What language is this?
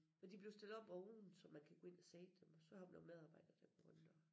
Danish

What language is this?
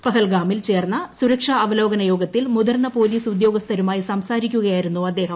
Malayalam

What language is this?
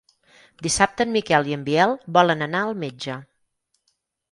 Catalan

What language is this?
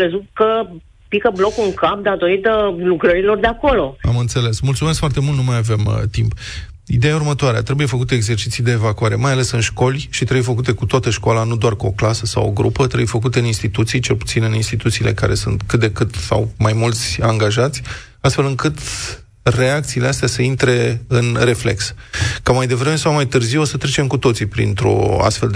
Romanian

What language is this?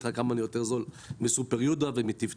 Hebrew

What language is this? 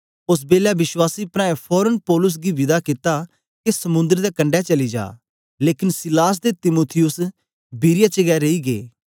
Dogri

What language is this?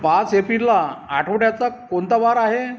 Marathi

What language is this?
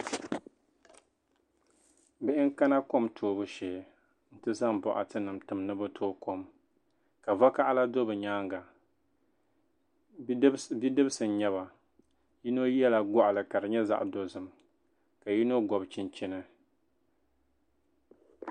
Dagbani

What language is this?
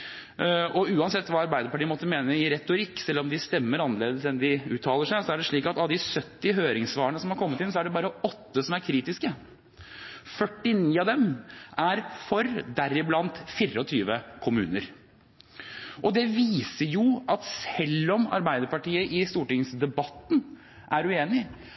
Norwegian Bokmål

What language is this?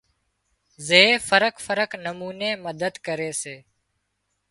Wadiyara Koli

